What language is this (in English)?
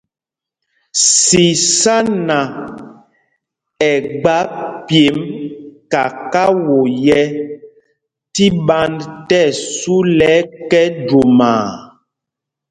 Mpumpong